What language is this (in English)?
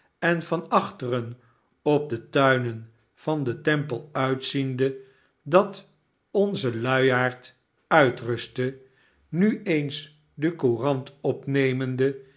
Dutch